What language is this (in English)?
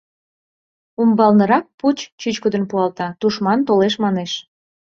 Mari